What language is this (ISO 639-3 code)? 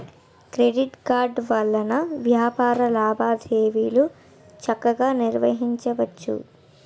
tel